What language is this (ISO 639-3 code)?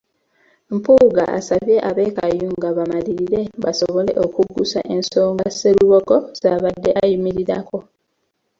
lug